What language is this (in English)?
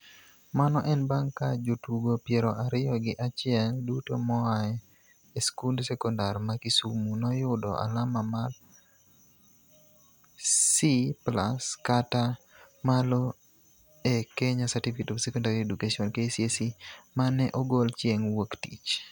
Luo (Kenya and Tanzania)